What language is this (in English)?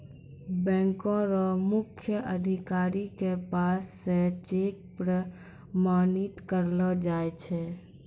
Maithili